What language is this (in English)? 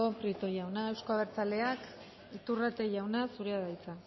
Basque